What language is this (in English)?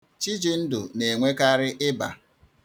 Igbo